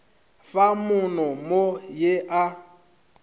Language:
Northern Sotho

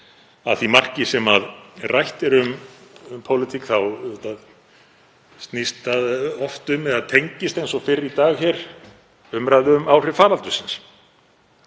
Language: Icelandic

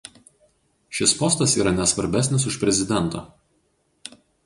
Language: Lithuanian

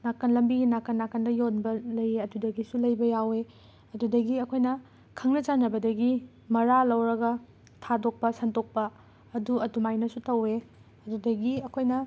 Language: Manipuri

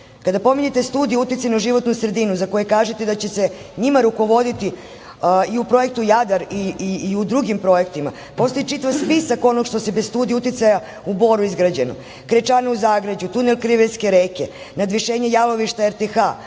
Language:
Serbian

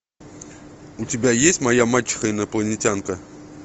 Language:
Russian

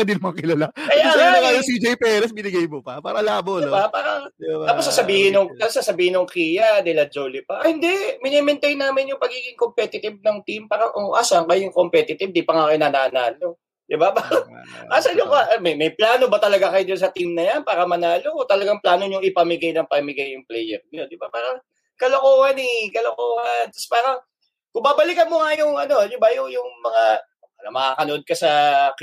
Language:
Filipino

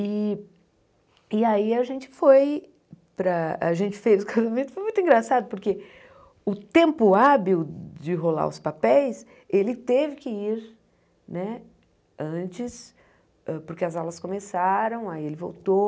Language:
Portuguese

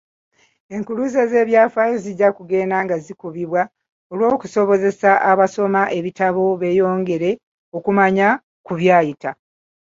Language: Ganda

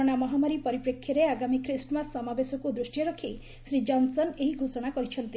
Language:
Odia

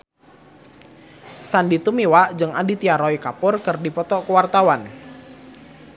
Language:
Sundanese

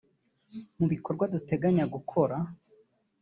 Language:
Kinyarwanda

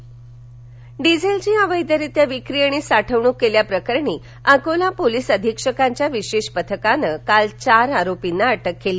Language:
Marathi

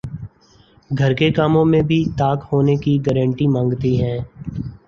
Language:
Urdu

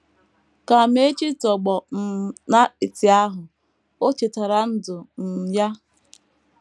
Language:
Igbo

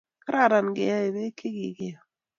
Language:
Kalenjin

